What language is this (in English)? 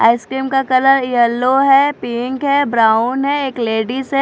Hindi